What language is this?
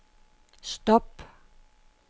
Danish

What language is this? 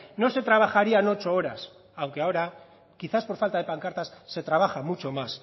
Spanish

